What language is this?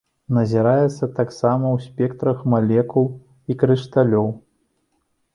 Belarusian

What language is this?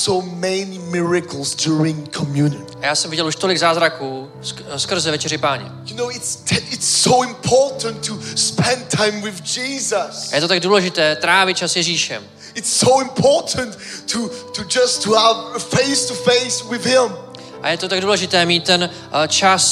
Czech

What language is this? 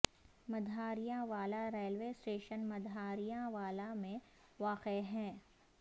Urdu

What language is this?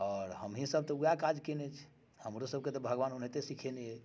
Maithili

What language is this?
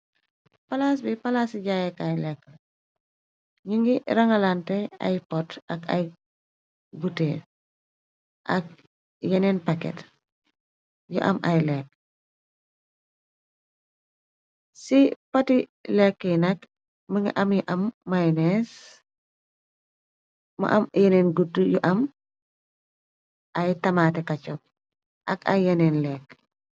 Wolof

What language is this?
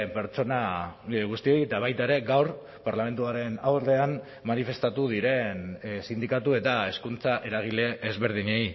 Basque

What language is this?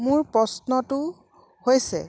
Assamese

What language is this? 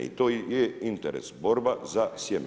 Croatian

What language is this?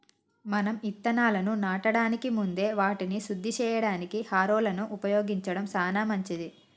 Telugu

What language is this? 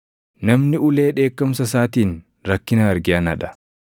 Oromo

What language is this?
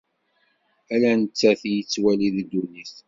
Kabyle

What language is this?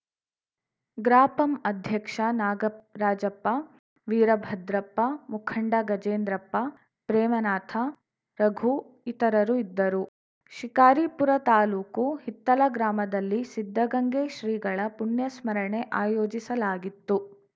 Kannada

